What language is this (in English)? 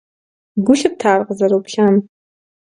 Kabardian